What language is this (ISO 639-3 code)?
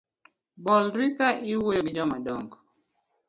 luo